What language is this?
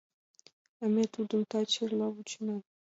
Mari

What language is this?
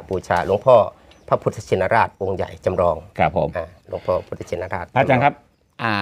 Thai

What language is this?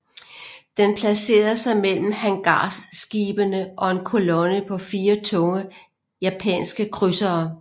Danish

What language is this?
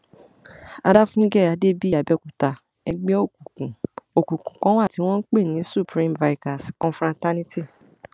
Yoruba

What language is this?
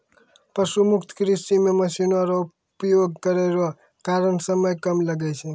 Maithili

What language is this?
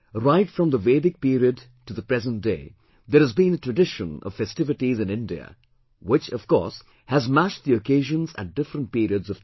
English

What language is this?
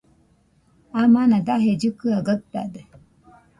Nüpode Huitoto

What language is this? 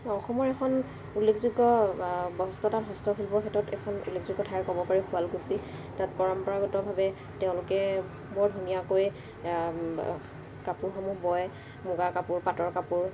Assamese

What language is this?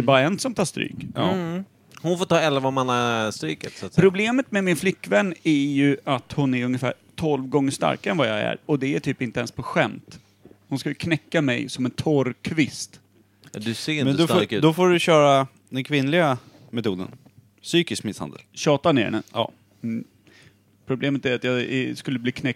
Swedish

